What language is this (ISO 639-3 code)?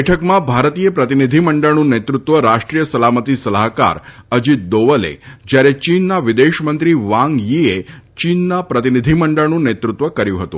guj